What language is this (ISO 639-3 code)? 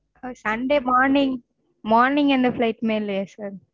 tam